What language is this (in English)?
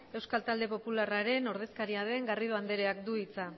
Basque